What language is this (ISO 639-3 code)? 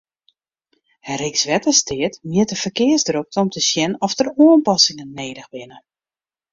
fry